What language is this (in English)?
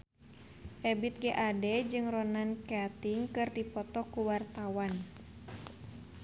Sundanese